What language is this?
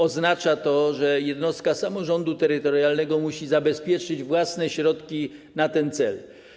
Polish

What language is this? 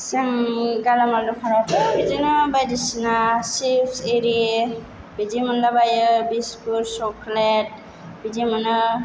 Bodo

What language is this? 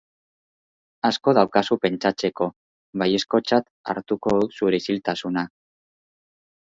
Basque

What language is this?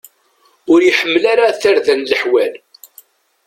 Kabyle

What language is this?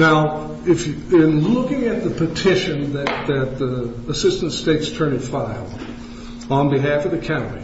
English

